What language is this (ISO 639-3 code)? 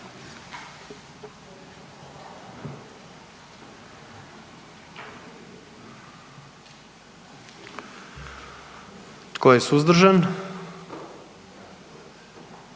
hrv